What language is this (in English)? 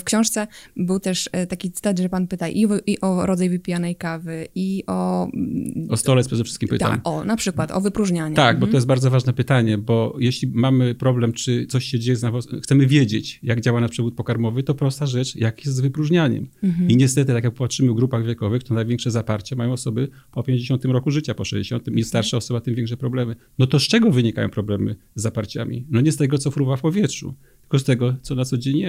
Polish